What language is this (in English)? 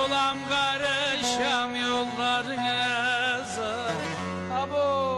Turkish